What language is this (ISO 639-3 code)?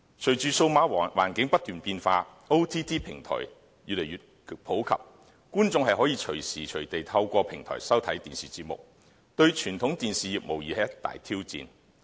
yue